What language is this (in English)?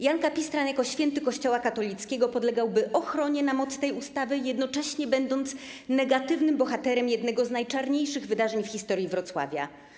Polish